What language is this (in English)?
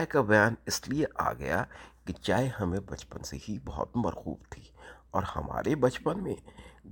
Urdu